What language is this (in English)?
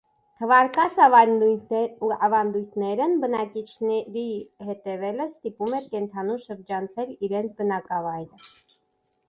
Armenian